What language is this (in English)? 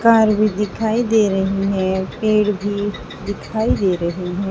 Hindi